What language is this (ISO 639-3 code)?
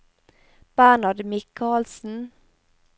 nor